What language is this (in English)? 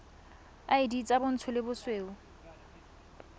Tswana